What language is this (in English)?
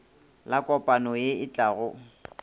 Northern Sotho